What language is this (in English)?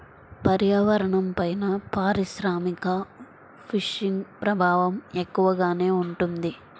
Telugu